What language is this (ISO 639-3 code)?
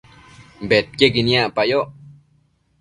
mcf